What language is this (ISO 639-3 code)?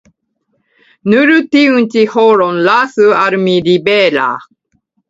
epo